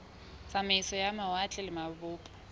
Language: Southern Sotho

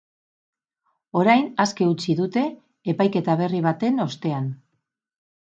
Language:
Basque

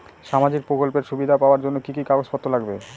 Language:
Bangla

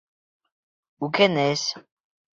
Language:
Bashkir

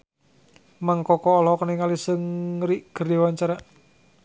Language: Sundanese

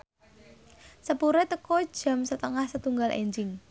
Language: Javanese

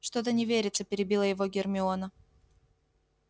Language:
Russian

